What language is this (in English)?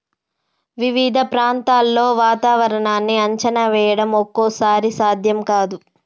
Telugu